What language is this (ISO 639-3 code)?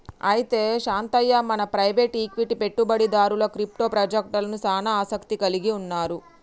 tel